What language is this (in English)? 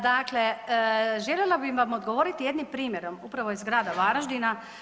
Croatian